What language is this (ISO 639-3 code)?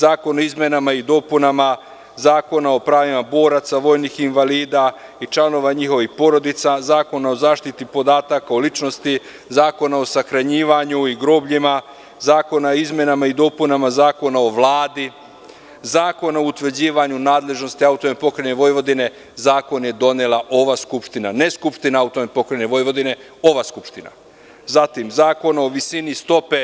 srp